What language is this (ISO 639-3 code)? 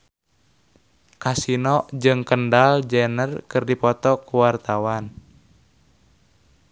sun